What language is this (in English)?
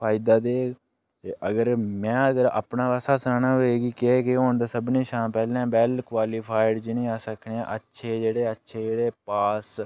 Dogri